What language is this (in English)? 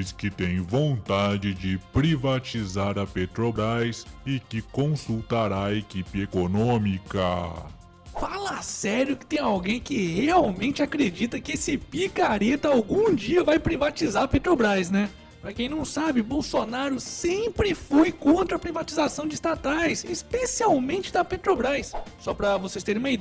Portuguese